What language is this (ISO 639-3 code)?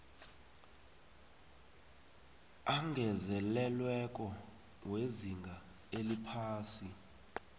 nbl